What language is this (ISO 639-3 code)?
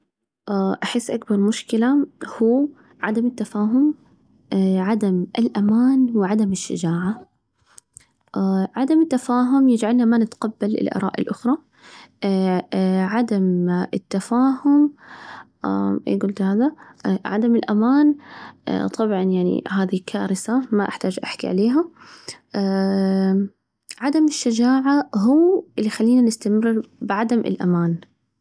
ars